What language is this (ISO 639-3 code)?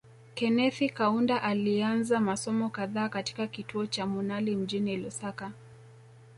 swa